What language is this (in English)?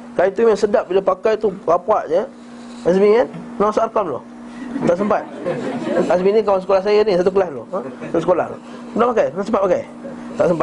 Malay